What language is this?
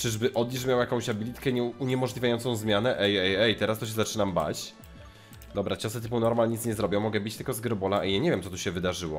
Polish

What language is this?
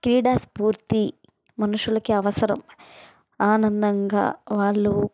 Telugu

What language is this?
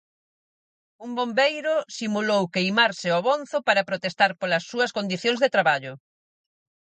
Galician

